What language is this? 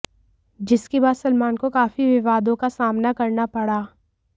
Hindi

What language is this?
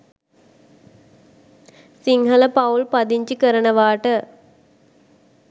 Sinhala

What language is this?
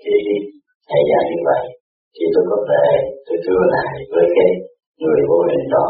Vietnamese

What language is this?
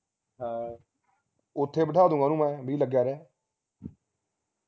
Punjabi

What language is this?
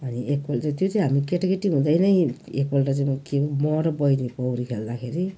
Nepali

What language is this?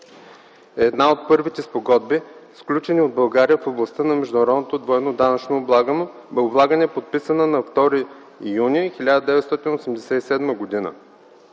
Bulgarian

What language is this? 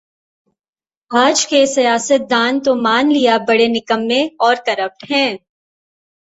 Urdu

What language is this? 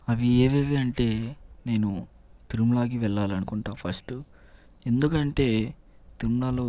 Telugu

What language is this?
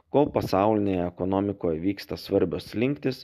Lithuanian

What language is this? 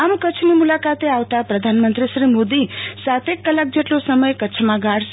Gujarati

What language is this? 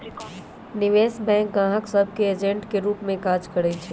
Magahi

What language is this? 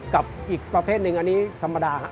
Thai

